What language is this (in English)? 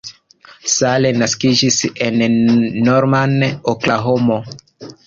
Esperanto